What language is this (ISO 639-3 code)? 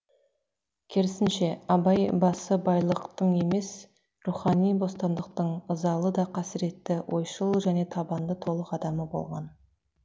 kaz